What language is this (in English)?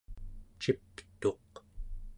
Central Yupik